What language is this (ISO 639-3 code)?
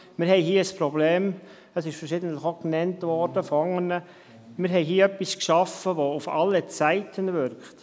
gsw